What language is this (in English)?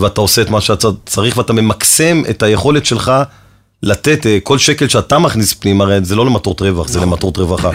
Hebrew